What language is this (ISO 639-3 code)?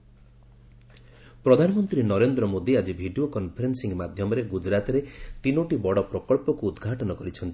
ori